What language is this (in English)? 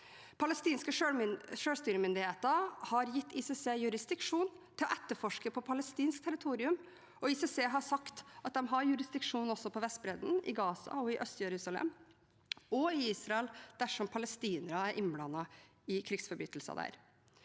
Norwegian